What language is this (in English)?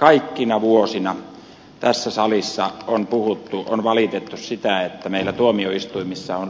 Finnish